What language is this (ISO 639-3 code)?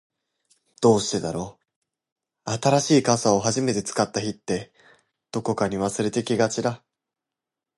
jpn